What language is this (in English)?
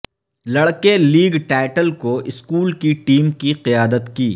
Urdu